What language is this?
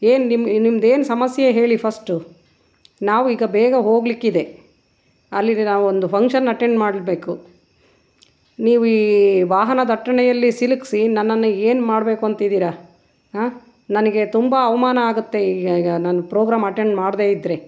Kannada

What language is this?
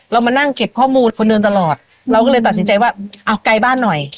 Thai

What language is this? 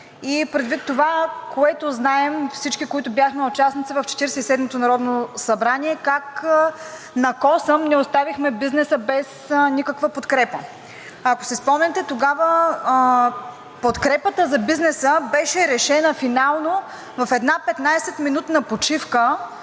Bulgarian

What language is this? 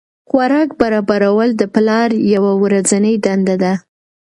Pashto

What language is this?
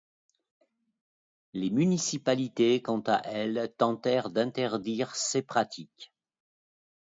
French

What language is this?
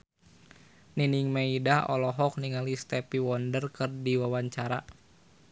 Sundanese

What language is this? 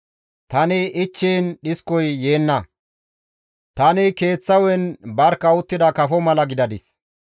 Gamo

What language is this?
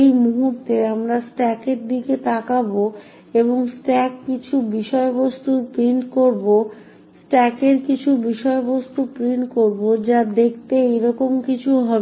Bangla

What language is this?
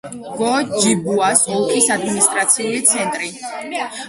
Georgian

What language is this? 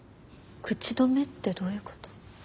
Japanese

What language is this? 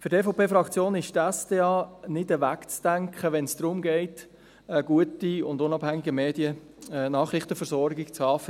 Swiss German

